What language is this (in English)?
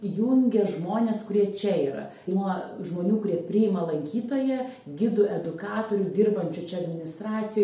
Lithuanian